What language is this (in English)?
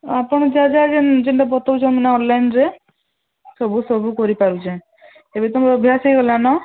Odia